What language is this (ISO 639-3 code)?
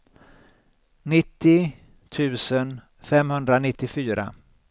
swe